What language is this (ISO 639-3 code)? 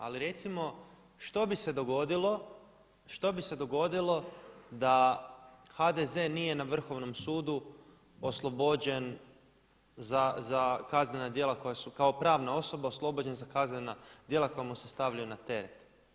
hrv